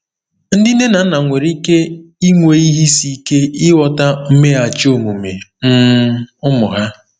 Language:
Igbo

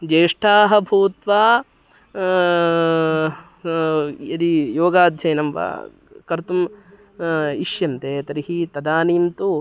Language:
Sanskrit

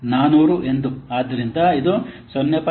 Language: Kannada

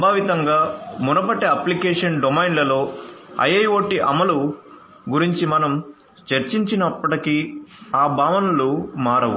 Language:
Telugu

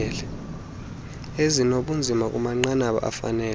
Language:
Xhosa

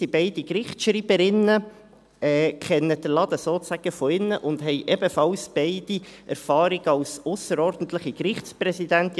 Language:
Swiss German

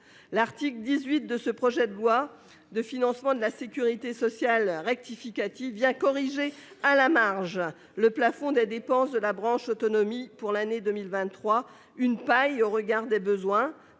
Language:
French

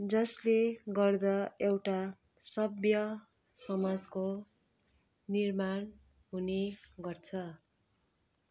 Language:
Nepali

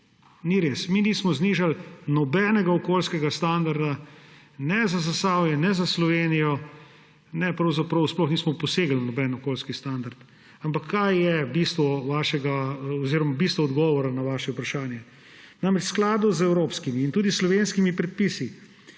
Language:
Slovenian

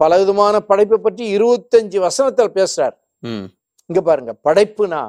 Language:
Tamil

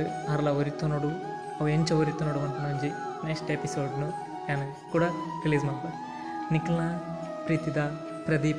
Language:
Kannada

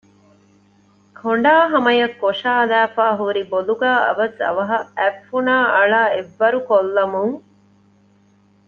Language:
Divehi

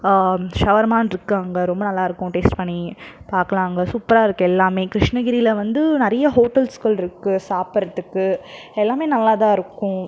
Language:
Tamil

